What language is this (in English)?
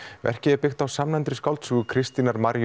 Icelandic